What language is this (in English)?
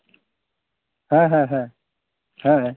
Santali